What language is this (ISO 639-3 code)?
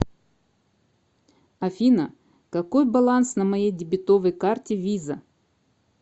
rus